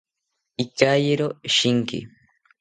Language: South Ucayali Ashéninka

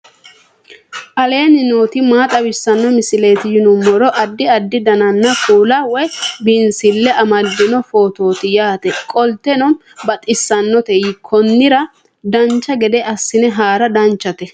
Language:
Sidamo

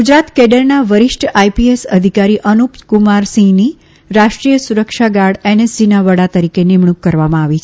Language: Gujarati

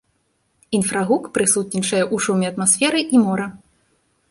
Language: Belarusian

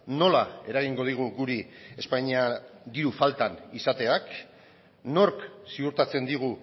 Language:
Basque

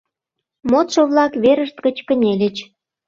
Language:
Mari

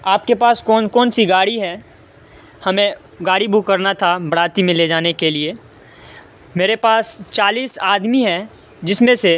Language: Urdu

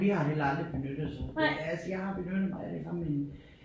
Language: Danish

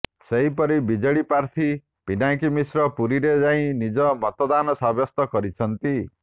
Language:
Odia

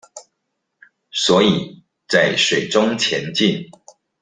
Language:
Chinese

